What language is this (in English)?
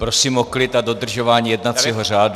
Czech